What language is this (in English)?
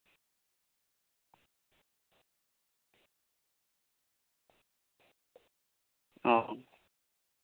Santali